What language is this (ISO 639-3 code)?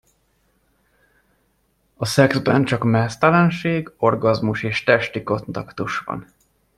hun